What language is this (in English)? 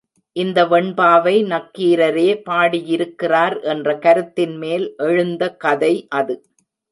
Tamil